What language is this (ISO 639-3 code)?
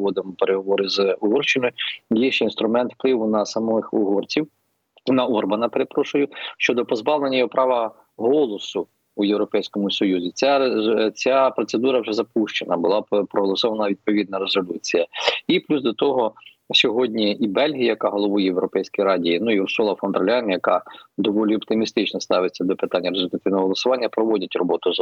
ukr